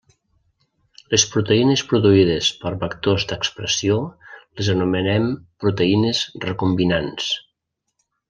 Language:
Catalan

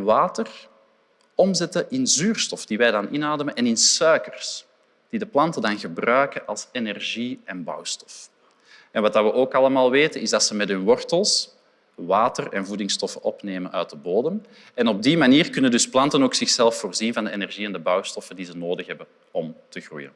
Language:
Dutch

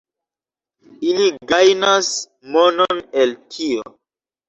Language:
Esperanto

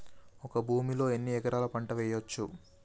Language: Telugu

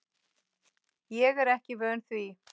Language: Icelandic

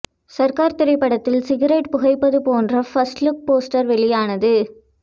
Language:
Tamil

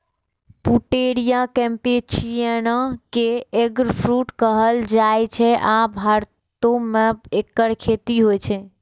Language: Maithili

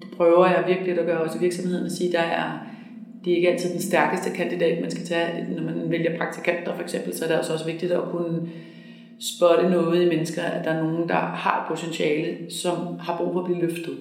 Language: Danish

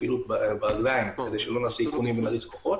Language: Hebrew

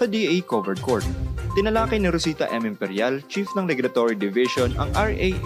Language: Filipino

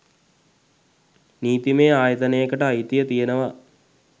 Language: Sinhala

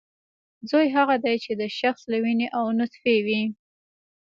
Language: Pashto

